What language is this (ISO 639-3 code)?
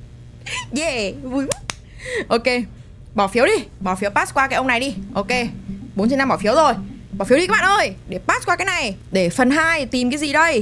vie